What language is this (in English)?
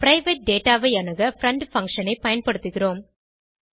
Tamil